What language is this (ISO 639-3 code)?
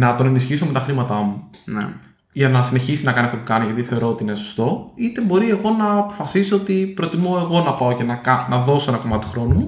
ell